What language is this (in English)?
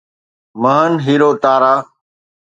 Sindhi